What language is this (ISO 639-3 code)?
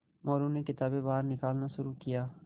hin